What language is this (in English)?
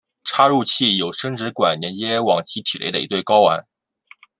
Chinese